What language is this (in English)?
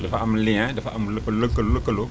Wolof